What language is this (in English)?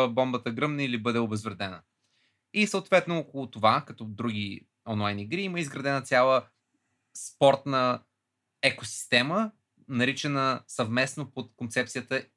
Bulgarian